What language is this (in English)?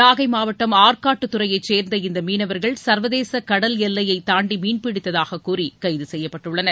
Tamil